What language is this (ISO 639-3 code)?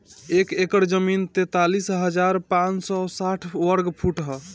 bho